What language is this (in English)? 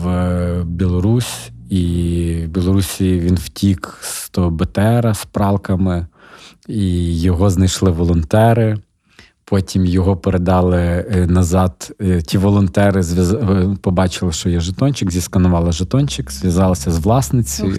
Ukrainian